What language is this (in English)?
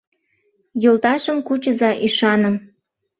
Mari